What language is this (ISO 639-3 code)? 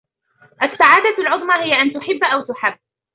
ara